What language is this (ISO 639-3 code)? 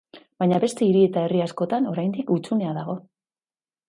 eus